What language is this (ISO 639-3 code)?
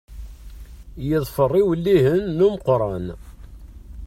kab